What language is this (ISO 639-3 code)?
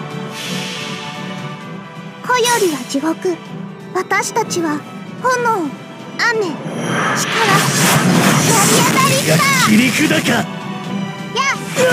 jpn